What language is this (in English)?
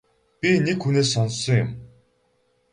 Mongolian